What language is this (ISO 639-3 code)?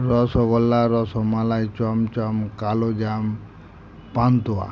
ben